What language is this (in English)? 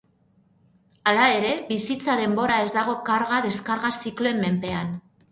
Basque